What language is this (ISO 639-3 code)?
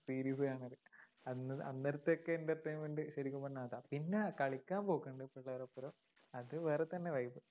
mal